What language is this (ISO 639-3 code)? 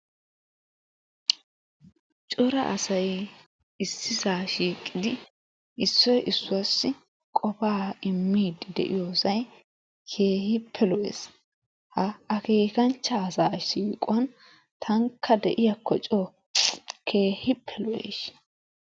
wal